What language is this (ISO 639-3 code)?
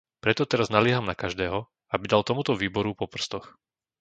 slk